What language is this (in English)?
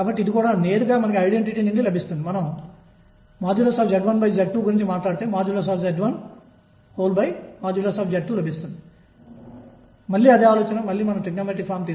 Telugu